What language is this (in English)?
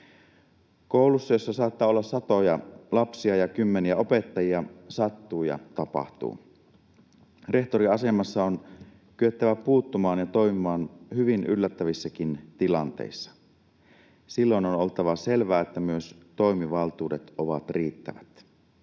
Finnish